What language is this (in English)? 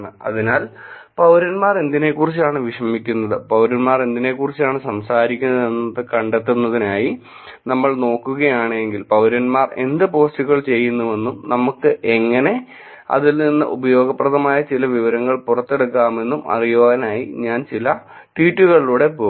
Malayalam